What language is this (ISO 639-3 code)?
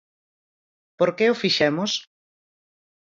glg